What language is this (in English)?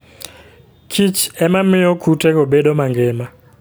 Luo (Kenya and Tanzania)